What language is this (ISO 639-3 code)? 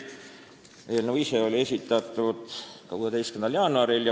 est